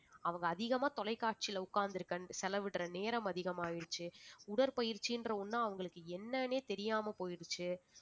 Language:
Tamil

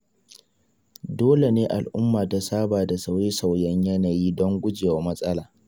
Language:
Hausa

